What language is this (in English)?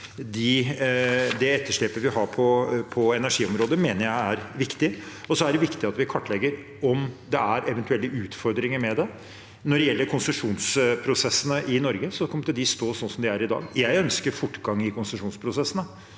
Norwegian